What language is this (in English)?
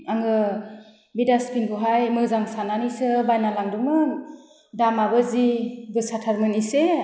Bodo